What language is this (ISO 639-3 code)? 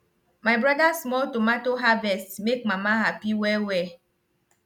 pcm